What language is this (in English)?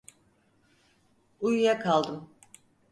Turkish